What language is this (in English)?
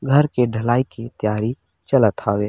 Chhattisgarhi